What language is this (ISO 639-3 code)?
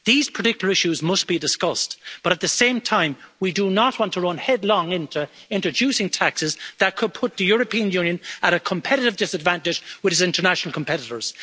eng